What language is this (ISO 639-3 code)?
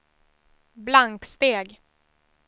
swe